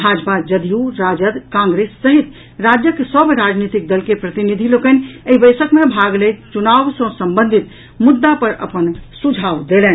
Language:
Maithili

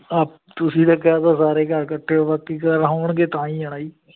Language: Punjabi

